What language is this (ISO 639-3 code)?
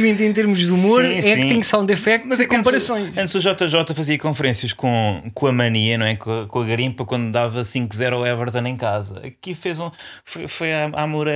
por